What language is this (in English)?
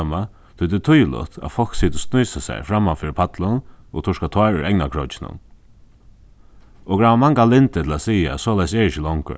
Faroese